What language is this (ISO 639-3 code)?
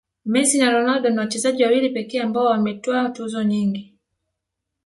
swa